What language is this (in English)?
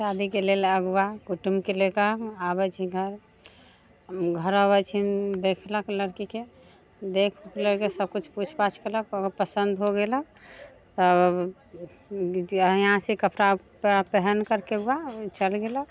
Maithili